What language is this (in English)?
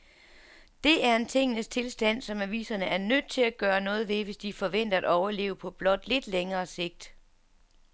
Danish